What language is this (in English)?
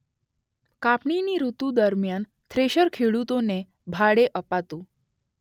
Gujarati